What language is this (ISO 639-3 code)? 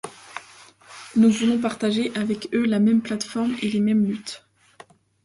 fra